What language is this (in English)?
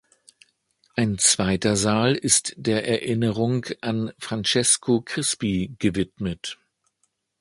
German